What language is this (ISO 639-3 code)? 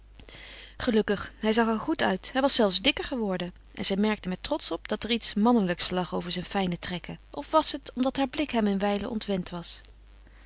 nld